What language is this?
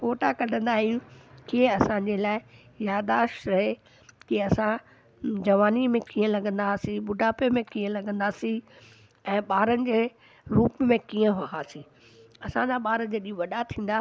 Sindhi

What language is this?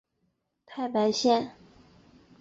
Chinese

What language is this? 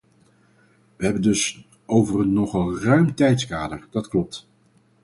Dutch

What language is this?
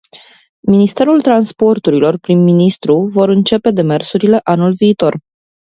Romanian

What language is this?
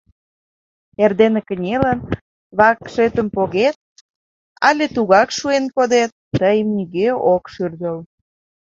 Mari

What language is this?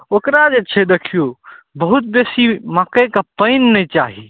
Maithili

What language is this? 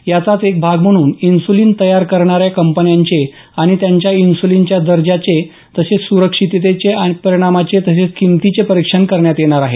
Marathi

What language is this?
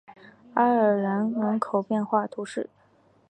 Chinese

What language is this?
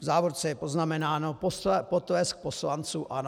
Czech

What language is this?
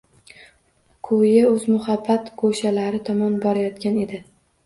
Uzbek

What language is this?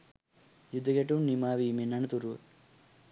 Sinhala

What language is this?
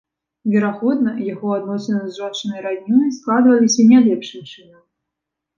Belarusian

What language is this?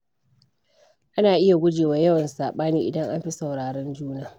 Hausa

